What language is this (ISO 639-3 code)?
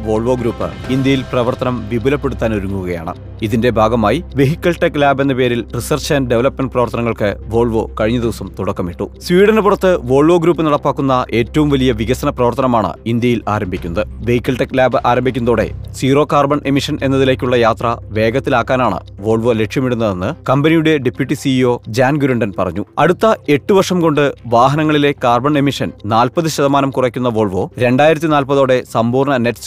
mal